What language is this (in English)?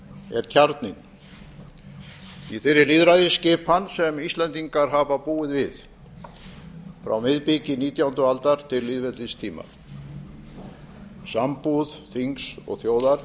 Icelandic